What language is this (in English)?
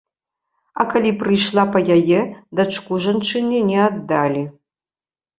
Belarusian